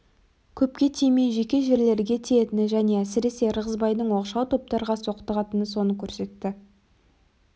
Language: Kazakh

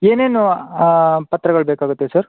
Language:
Kannada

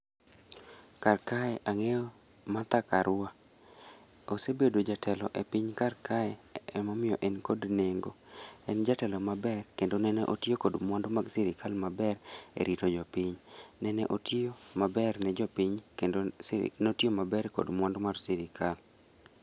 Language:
Luo (Kenya and Tanzania)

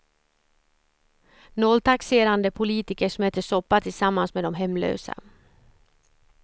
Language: Swedish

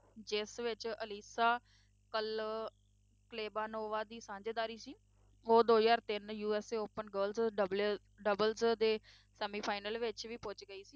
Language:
Punjabi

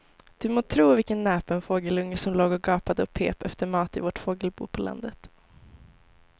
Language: Swedish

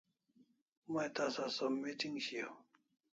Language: Kalasha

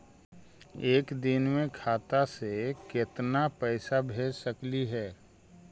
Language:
Magahi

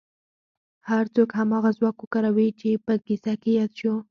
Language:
Pashto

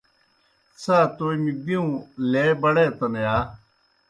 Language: Kohistani Shina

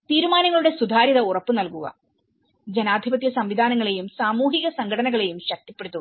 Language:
Malayalam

